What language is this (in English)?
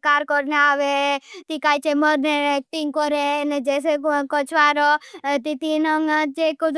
Bhili